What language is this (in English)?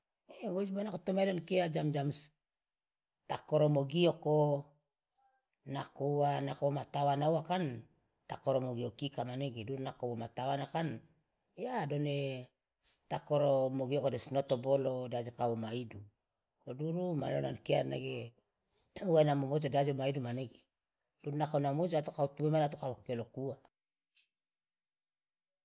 Loloda